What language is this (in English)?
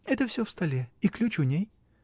Russian